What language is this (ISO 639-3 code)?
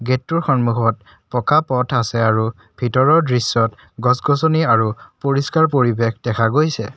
asm